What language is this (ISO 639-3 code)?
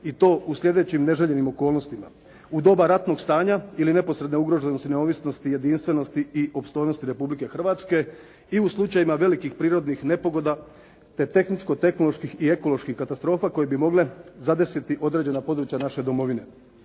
hrv